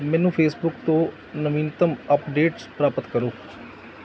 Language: Punjabi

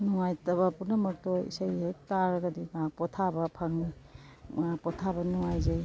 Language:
Manipuri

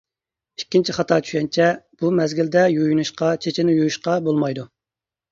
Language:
Uyghur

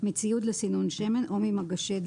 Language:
Hebrew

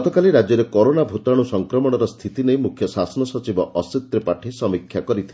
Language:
Odia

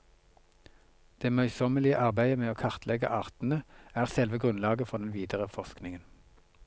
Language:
Norwegian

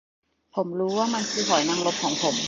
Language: Thai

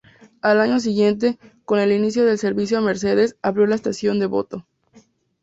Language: Spanish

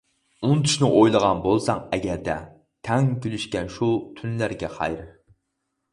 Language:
Uyghur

